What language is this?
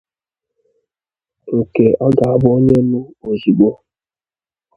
Igbo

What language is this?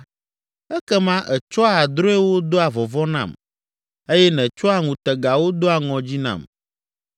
Ewe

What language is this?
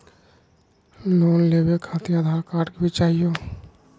Magahi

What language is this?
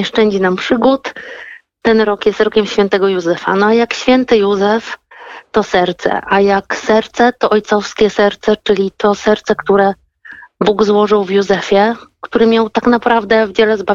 Polish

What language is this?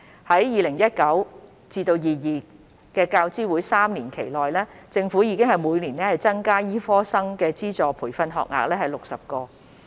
Cantonese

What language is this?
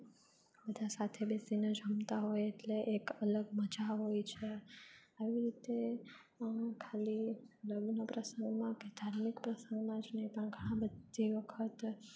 Gujarati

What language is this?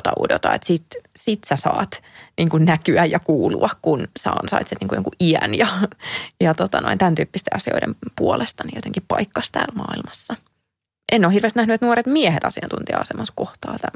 Finnish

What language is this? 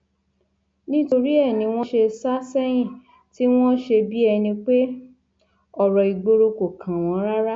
Yoruba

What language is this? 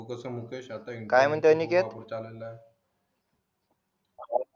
Marathi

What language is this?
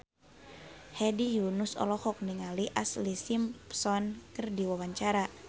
Sundanese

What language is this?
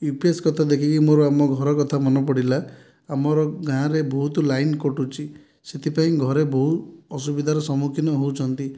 Odia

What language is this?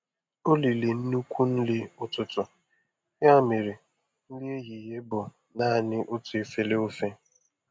Igbo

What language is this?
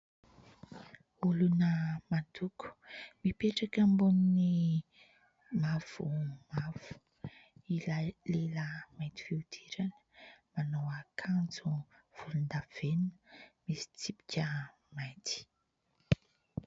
Malagasy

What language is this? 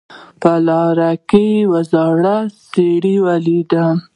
Pashto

